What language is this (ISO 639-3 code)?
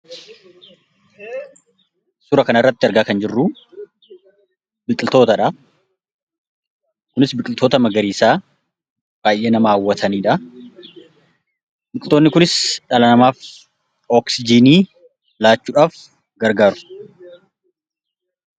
orm